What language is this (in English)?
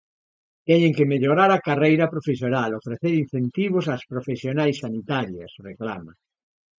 Galician